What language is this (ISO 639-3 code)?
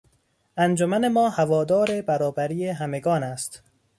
fas